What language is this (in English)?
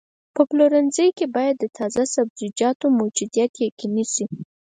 Pashto